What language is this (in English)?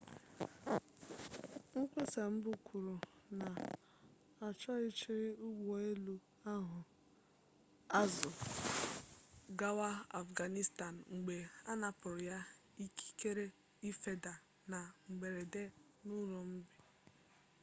Igbo